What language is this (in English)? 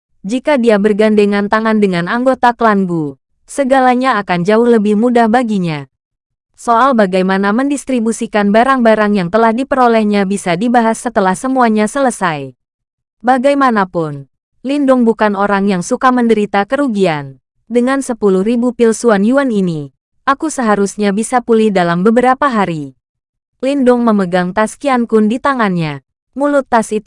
Indonesian